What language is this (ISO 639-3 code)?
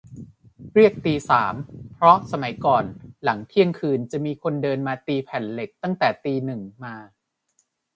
tha